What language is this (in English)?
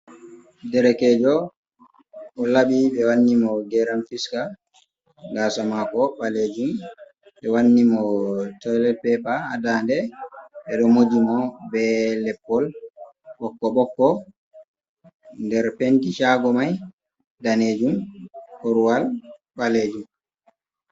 Fula